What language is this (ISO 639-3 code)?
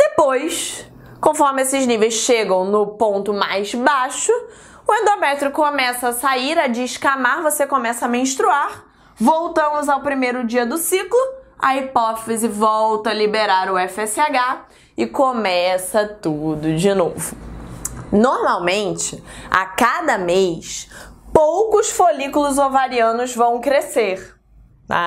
por